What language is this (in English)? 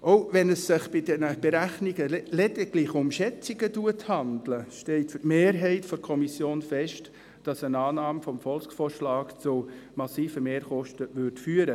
Swiss German